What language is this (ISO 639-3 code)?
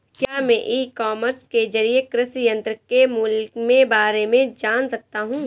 hin